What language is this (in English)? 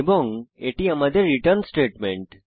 Bangla